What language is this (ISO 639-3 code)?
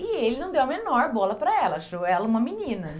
por